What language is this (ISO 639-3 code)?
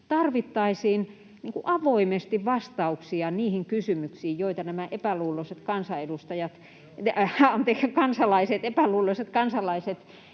fin